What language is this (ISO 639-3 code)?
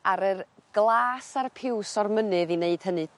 cym